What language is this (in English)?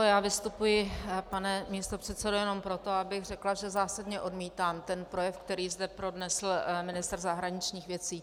Czech